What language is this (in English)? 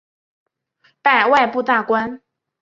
Chinese